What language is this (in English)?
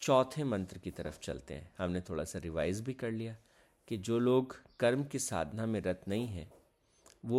Hindi